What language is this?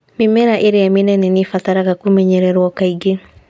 Kikuyu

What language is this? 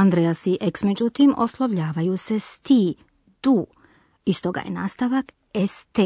Croatian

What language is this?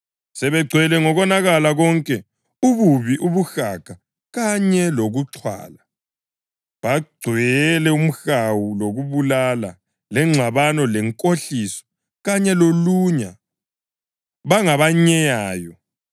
North Ndebele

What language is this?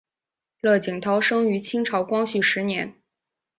Chinese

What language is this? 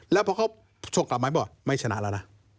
Thai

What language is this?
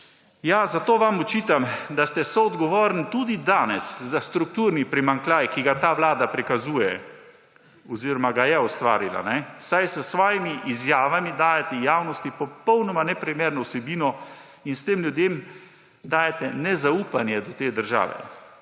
Slovenian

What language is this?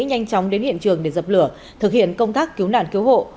Vietnamese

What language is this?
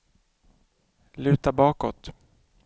Swedish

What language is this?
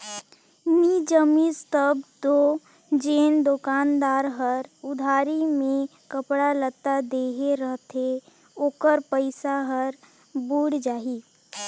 Chhattisgarhi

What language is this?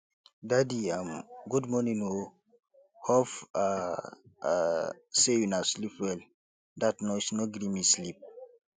Nigerian Pidgin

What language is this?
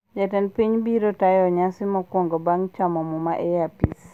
Luo (Kenya and Tanzania)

